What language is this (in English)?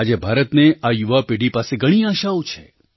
Gujarati